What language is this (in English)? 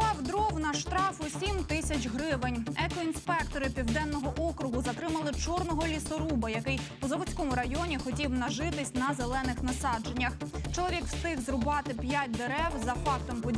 Ukrainian